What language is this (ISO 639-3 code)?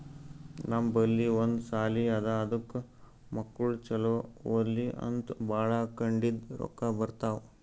kan